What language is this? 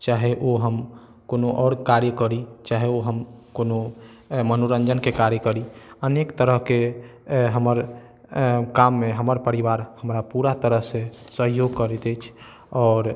Maithili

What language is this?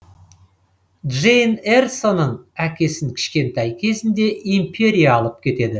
Kazakh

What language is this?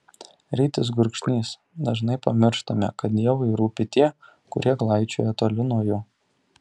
Lithuanian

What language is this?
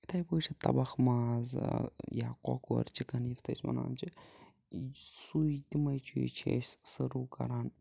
Kashmiri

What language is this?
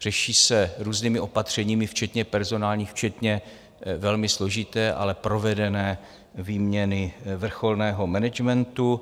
Czech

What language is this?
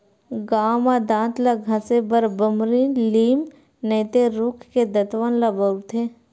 Chhattisgarhi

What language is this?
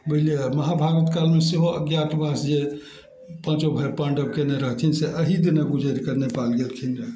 Maithili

